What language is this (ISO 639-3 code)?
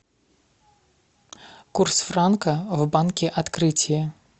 rus